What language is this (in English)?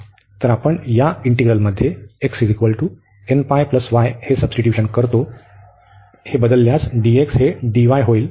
Marathi